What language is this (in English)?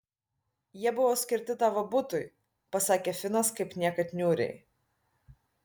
Lithuanian